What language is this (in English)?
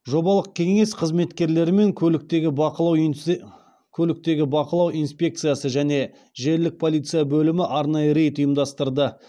Kazakh